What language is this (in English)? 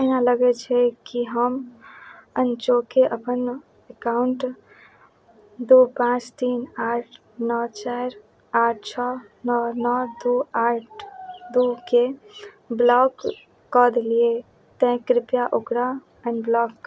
Maithili